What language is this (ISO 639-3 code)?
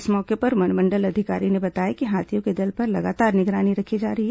hin